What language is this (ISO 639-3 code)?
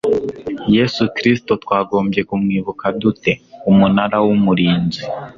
kin